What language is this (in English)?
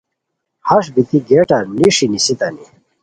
Khowar